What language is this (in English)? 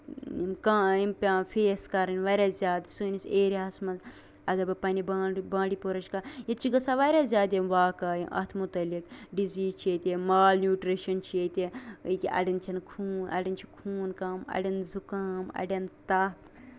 Kashmiri